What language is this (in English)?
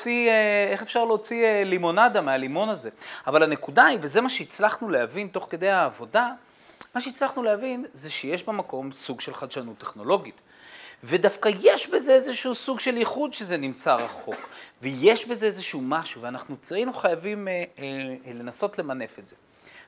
Hebrew